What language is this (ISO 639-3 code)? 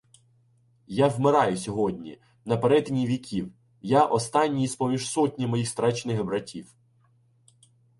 ukr